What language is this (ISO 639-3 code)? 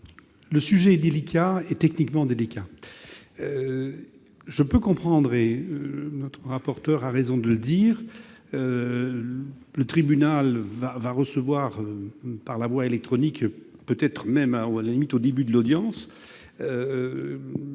fra